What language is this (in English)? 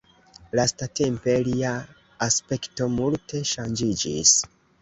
Esperanto